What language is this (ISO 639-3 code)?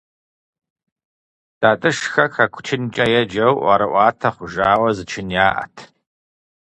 kbd